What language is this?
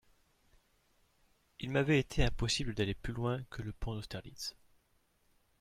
French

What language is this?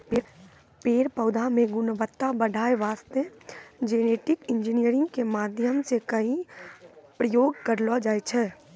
Maithili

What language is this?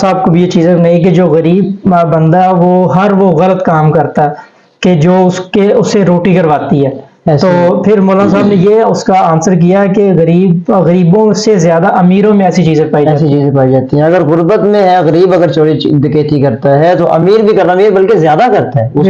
Urdu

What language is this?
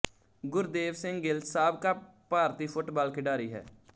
Punjabi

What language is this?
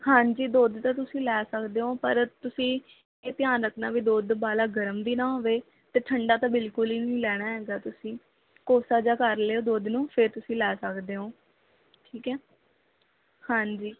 Punjabi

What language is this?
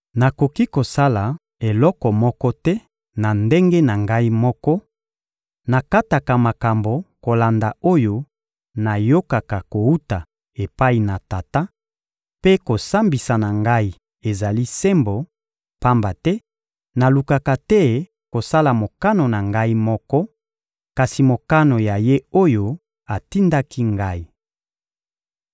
Lingala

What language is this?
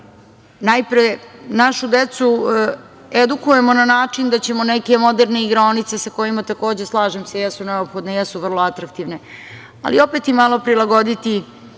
Serbian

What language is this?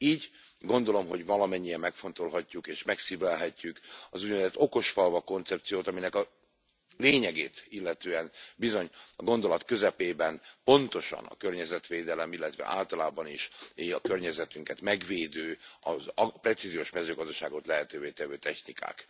Hungarian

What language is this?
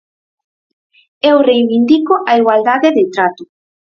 Galician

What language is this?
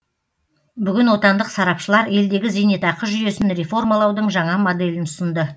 Kazakh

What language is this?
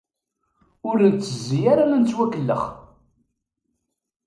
Kabyle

